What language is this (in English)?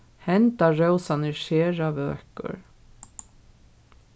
Faroese